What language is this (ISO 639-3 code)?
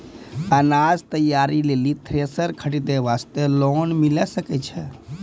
mai